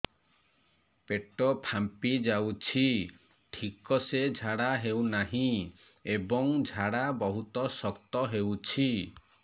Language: Odia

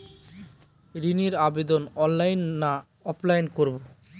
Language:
Bangla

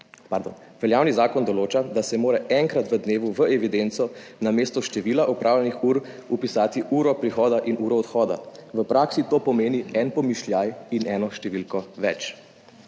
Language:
Slovenian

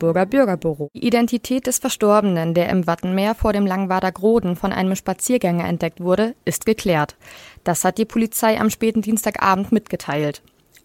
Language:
German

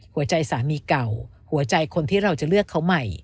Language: Thai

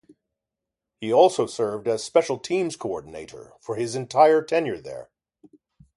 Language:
English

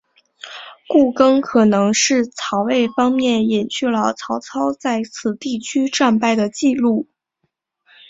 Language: Chinese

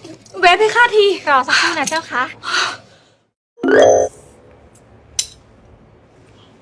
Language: Thai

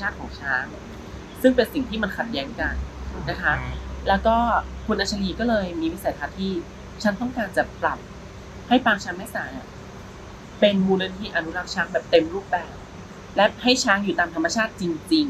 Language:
Thai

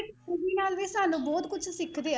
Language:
Punjabi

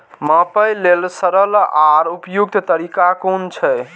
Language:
Maithili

